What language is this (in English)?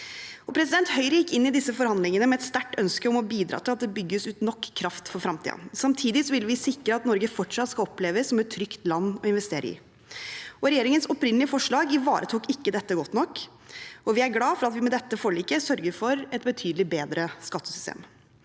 Norwegian